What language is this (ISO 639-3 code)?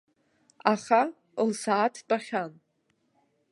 abk